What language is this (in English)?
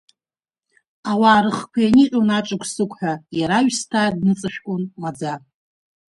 Abkhazian